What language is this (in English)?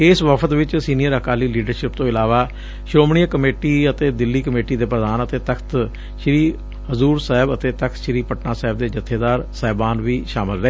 Punjabi